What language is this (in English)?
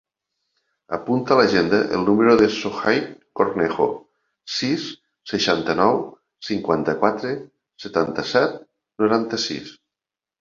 Catalan